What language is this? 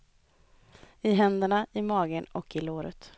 Swedish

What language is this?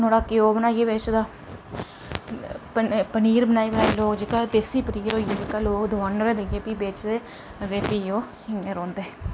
Dogri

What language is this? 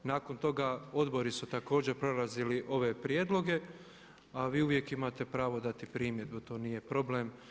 Croatian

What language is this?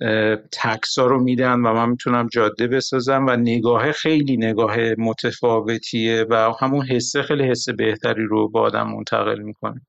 Persian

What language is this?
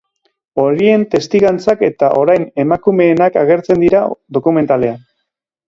Basque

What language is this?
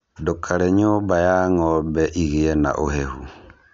Kikuyu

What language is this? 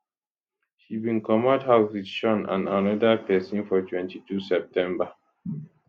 Nigerian Pidgin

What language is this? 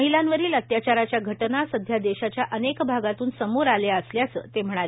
Marathi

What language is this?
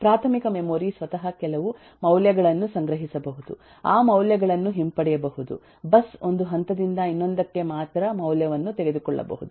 Kannada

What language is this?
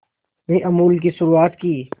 Hindi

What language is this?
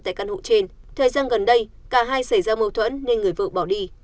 Vietnamese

